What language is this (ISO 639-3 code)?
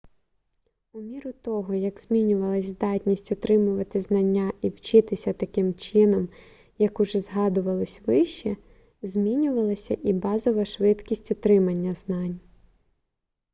ukr